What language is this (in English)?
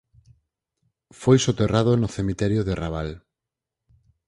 Galician